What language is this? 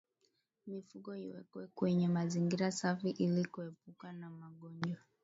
Swahili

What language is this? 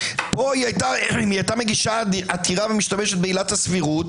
Hebrew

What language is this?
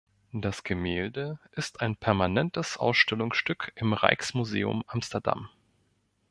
German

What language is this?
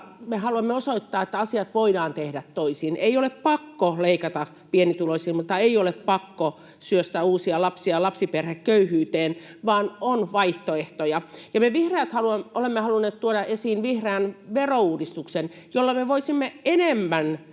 Finnish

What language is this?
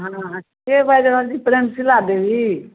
Maithili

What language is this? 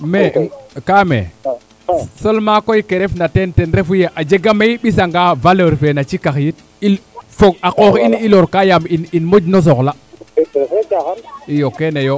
Serer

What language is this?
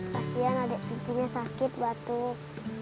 Indonesian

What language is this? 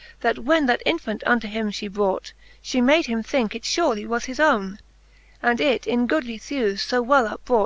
English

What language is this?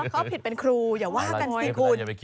Thai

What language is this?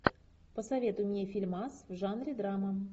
Russian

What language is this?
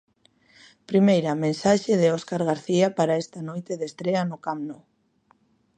Galician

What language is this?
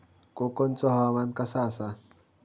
Marathi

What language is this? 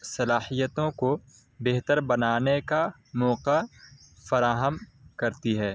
Urdu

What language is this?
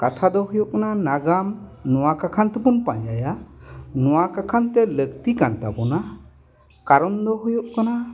Santali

